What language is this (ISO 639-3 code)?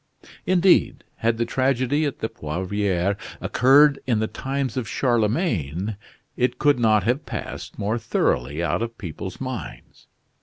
eng